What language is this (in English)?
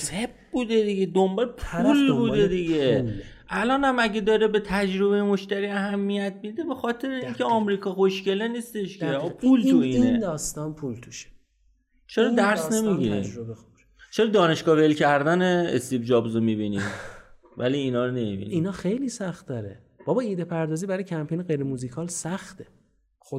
Persian